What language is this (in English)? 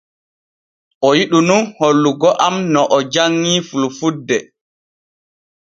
Borgu Fulfulde